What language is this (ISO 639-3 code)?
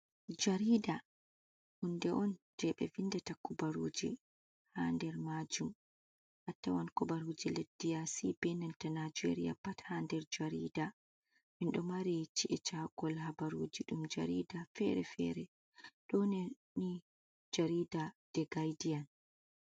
ful